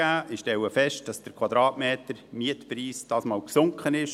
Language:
Swiss German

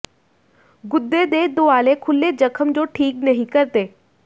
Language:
Punjabi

